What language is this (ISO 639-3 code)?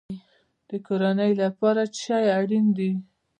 pus